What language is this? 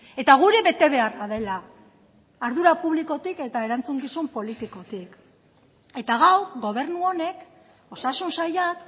Basque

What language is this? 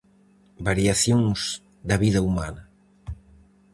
Galician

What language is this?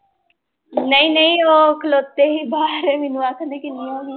Punjabi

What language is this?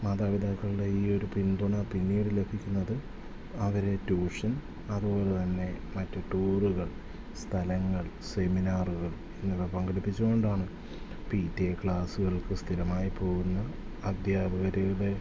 Malayalam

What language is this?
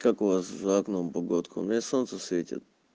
Russian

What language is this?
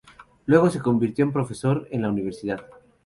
Spanish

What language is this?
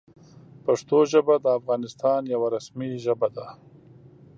Pashto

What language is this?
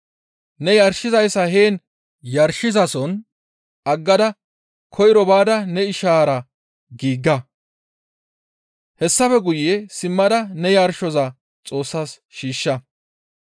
Gamo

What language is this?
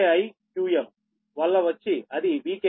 Telugu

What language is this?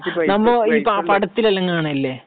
Malayalam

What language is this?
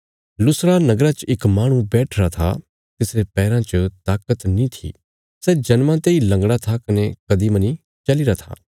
Bilaspuri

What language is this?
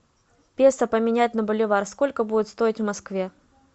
Russian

